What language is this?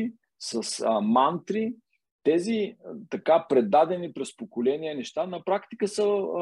Bulgarian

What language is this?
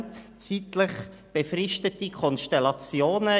Swiss German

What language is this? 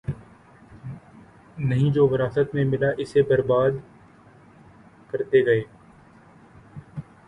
Urdu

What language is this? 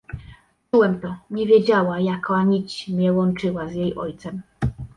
Polish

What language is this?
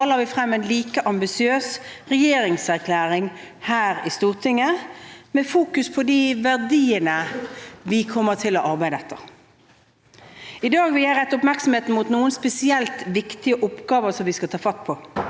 Norwegian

